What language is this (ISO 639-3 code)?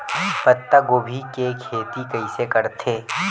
hne